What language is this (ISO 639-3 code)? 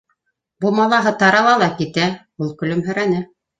bak